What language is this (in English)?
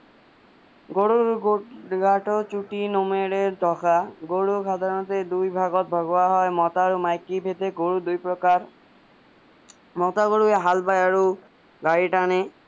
Assamese